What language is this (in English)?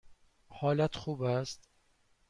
Persian